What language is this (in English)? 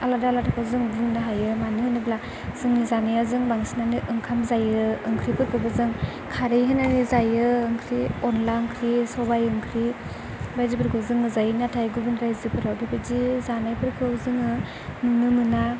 Bodo